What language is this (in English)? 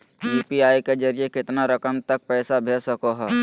Magahi